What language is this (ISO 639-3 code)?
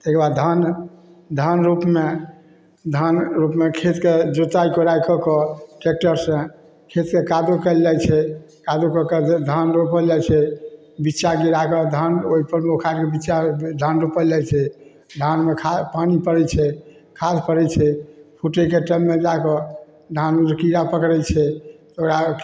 mai